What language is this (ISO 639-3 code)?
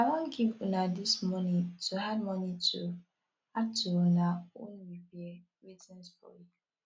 pcm